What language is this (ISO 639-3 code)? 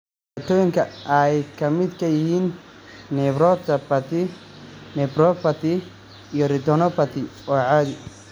som